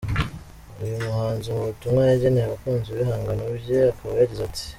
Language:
Kinyarwanda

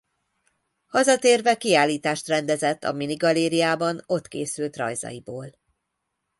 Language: Hungarian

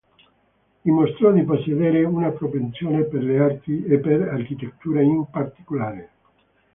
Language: Italian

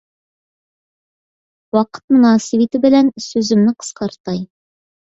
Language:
Uyghur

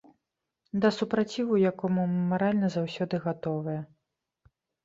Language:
Belarusian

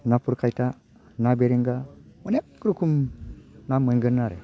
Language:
Bodo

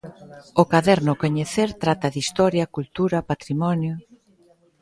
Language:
Galician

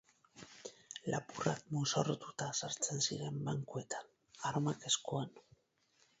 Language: Basque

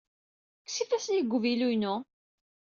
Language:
Kabyle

